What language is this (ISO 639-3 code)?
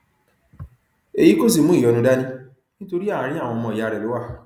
yor